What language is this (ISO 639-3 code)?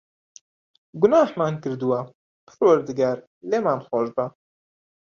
ckb